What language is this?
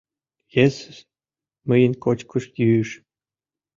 Mari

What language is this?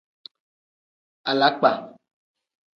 Tem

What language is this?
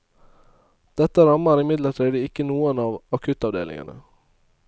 Norwegian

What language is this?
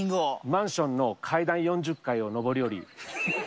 Japanese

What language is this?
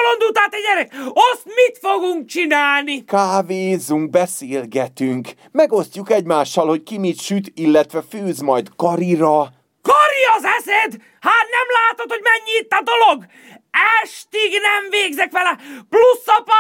Hungarian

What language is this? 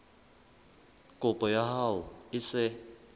Southern Sotho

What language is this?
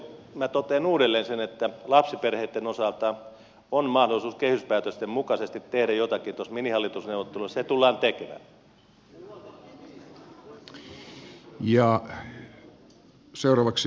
Finnish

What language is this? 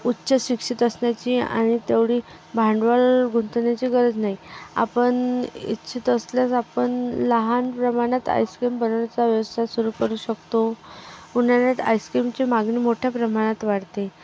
Marathi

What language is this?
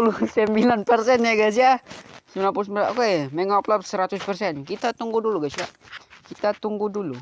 Indonesian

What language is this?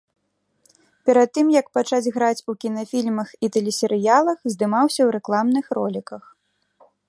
Belarusian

